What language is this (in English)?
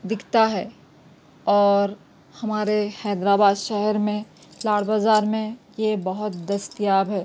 Urdu